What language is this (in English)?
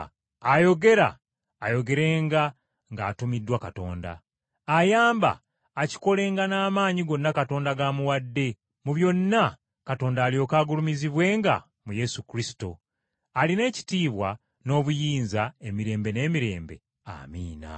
Ganda